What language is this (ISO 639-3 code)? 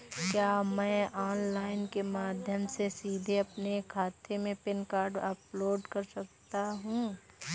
hin